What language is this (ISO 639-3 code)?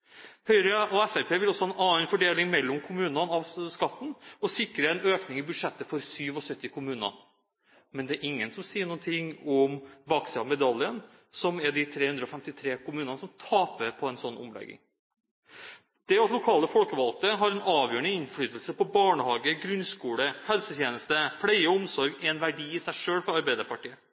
nob